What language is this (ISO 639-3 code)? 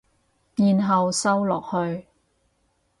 yue